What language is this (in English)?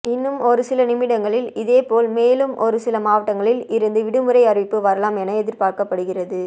Tamil